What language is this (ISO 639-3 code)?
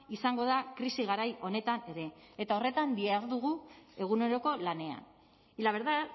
eus